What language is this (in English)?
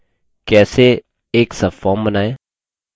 Hindi